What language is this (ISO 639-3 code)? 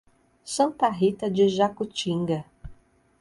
por